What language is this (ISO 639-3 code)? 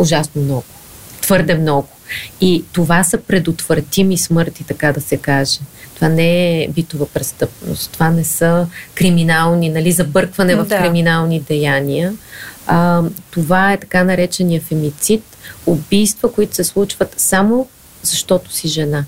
bul